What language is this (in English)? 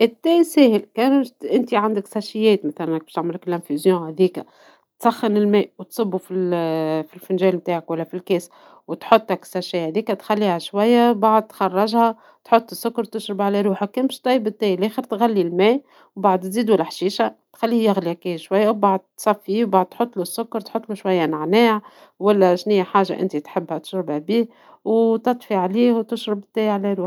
Tunisian Arabic